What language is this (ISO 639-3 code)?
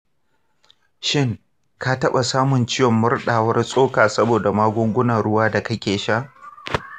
hau